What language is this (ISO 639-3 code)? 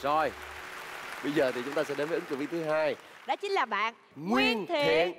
vie